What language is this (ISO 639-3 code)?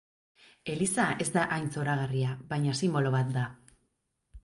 eus